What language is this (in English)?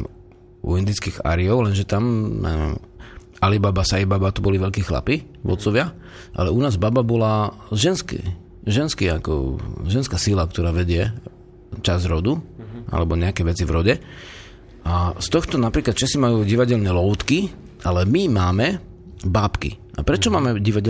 Slovak